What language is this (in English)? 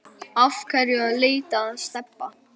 Icelandic